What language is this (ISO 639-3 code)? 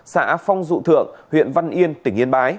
vie